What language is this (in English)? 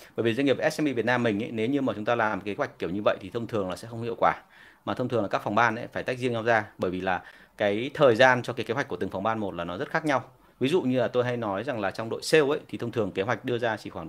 Vietnamese